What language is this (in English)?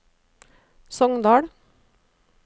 Norwegian